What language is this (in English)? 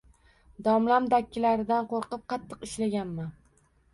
Uzbek